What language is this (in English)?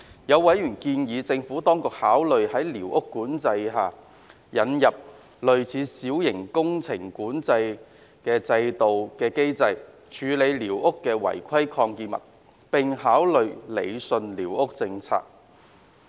Cantonese